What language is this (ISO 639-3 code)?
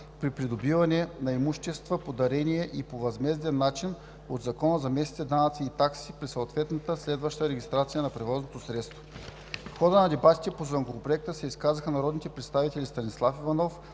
bul